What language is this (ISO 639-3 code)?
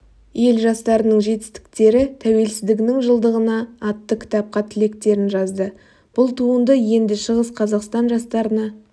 kaz